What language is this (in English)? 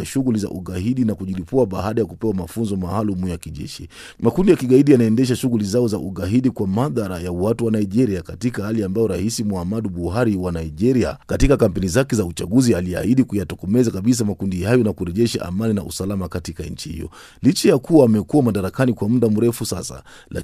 Swahili